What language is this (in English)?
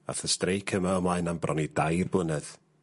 Welsh